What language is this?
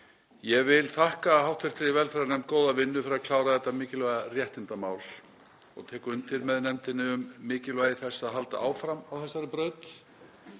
Icelandic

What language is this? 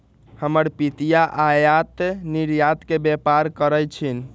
Magahi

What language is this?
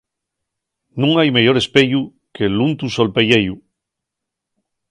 Asturian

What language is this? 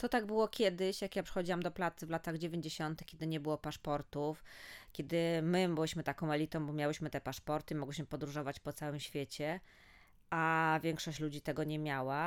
Polish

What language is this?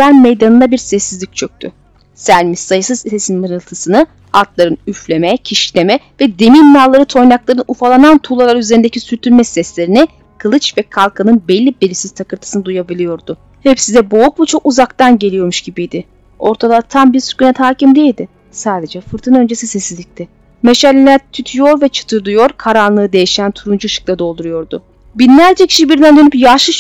Turkish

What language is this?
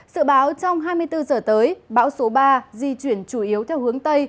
Vietnamese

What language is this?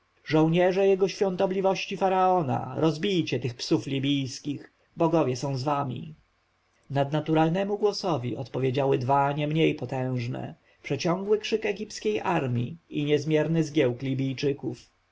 Polish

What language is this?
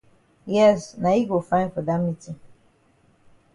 Cameroon Pidgin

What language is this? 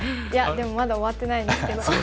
Japanese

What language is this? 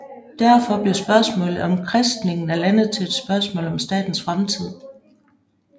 Danish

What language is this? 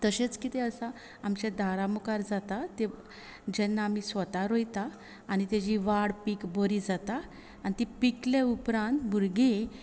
Konkani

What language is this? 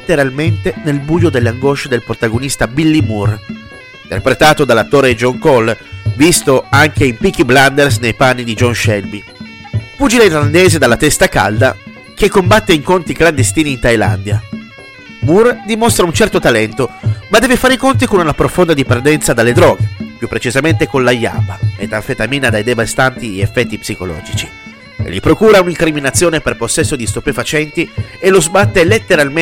Italian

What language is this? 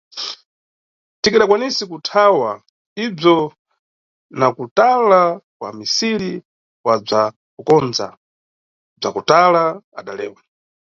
Nyungwe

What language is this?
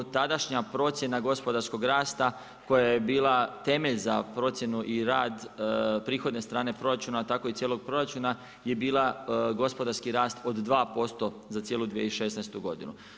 Croatian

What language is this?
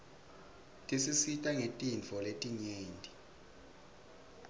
Swati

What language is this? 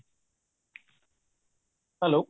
Odia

